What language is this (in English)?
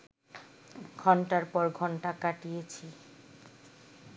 Bangla